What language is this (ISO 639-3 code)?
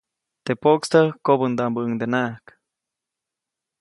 zoc